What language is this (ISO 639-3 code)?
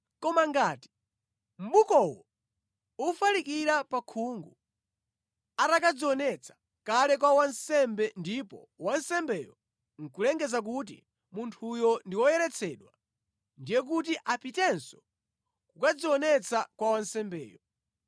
nya